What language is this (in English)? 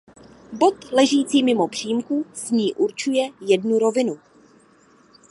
Czech